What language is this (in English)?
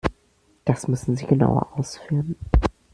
German